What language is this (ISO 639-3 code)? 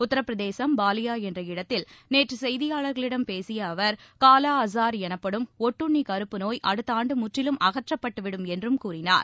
tam